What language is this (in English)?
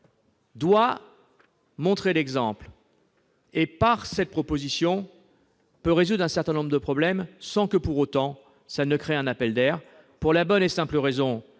French